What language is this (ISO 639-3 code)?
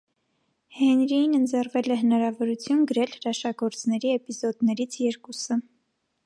hye